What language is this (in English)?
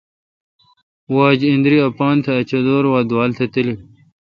Kalkoti